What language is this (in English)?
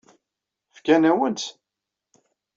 Kabyle